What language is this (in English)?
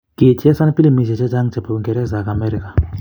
Kalenjin